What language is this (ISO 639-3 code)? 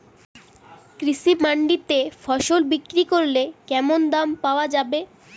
ben